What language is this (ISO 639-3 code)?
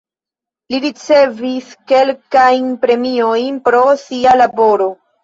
epo